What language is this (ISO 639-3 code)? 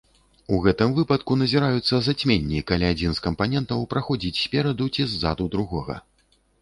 bel